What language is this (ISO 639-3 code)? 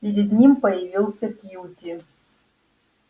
rus